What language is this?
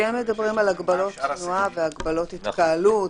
Hebrew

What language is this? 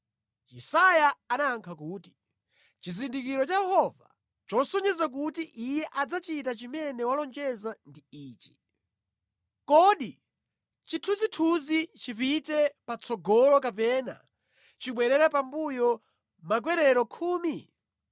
Nyanja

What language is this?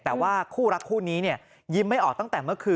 Thai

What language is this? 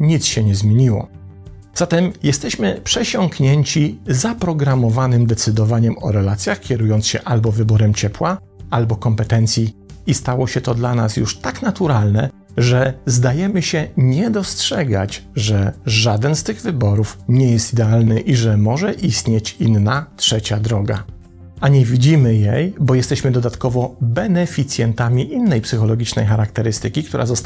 Polish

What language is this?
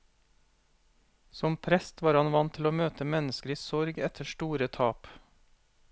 Norwegian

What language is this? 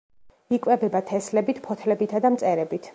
Georgian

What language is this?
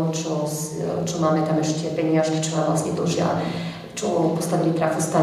Czech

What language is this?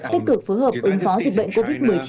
Vietnamese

